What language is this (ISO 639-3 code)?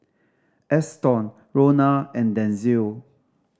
eng